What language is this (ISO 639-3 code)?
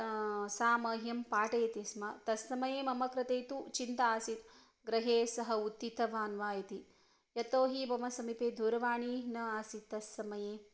san